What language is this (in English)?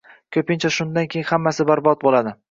Uzbek